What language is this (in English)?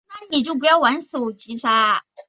Chinese